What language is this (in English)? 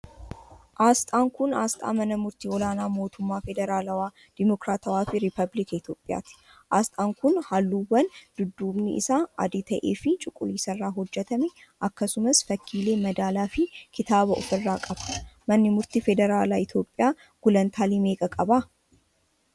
Oromo